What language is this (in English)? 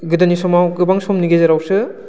Bodo